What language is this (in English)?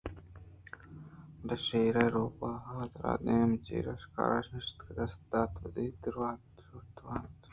Eastern Balochi